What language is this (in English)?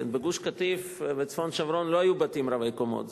Hebrew